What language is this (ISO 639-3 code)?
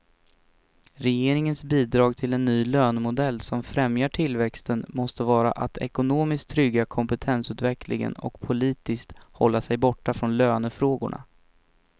swe